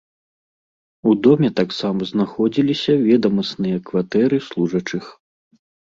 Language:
Belarusian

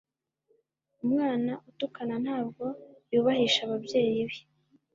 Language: Kinyarwanda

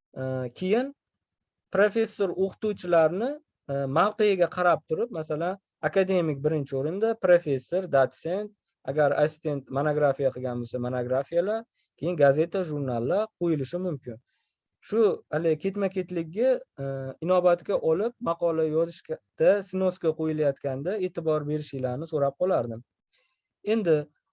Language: Uzbek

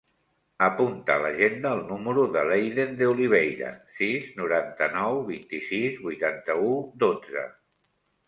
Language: Catalan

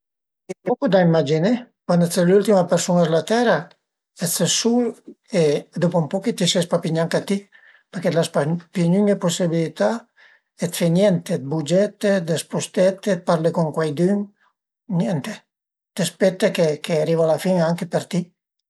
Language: Piedmontese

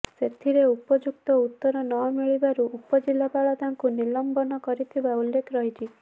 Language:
Odia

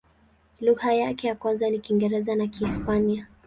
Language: Swahili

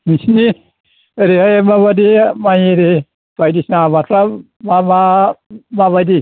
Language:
Bodo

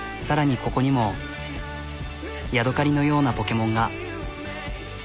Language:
Japanese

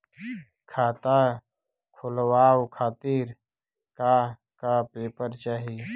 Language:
Bhojpuri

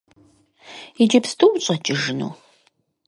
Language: Kabardian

